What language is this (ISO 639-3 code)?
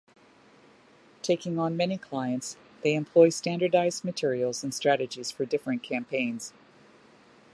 eng